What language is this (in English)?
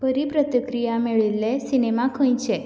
Konkani